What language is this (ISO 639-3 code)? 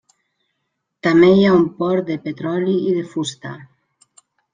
cat